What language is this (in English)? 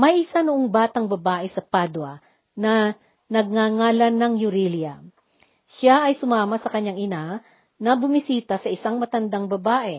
Filipino